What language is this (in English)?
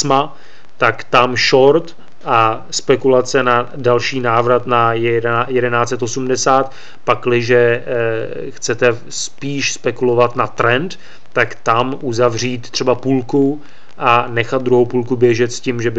Czech